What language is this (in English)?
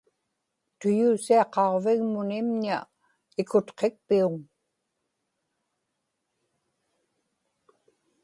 Inupiaq